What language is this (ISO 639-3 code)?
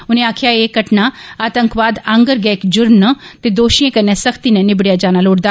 doi